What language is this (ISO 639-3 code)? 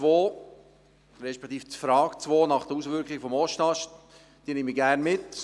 gsw